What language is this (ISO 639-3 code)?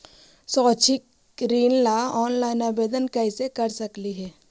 mag